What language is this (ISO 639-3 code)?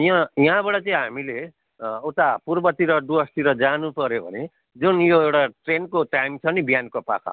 nep